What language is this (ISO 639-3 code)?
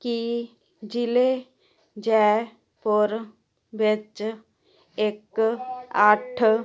pan